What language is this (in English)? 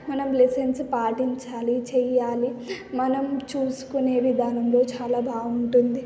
Telugu